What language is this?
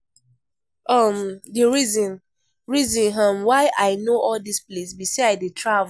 Nigerian Pidgin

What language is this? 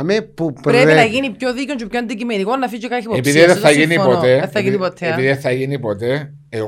Greek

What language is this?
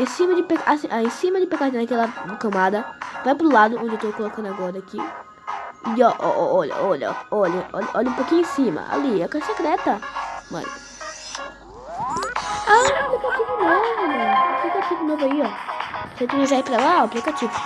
Portuguese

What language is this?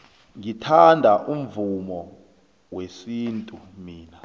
South Ndebele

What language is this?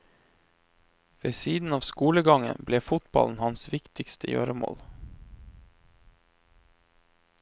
Norwegian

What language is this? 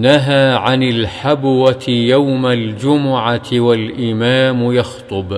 Arabic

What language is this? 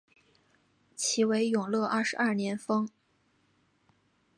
Chinese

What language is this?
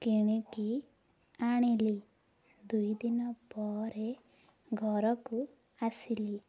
Odia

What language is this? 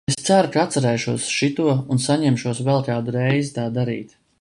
Latvian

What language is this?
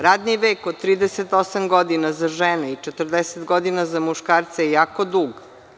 Serbian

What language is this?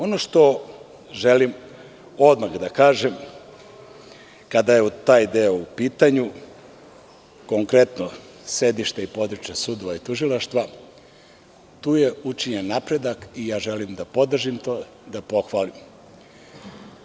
Serbian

